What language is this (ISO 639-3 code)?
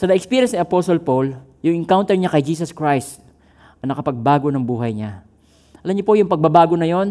fil